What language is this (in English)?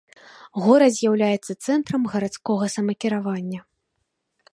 Belarusian